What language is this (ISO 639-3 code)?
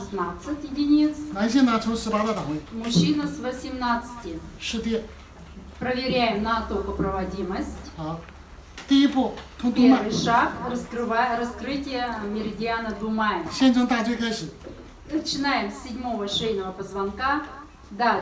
rus